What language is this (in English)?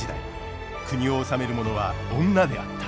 Japanese